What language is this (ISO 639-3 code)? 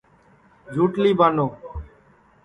ssi